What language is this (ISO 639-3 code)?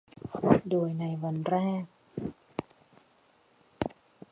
tha